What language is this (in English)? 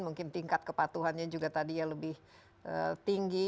Indonesian